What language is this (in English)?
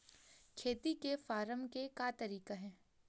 Chhattisgarhi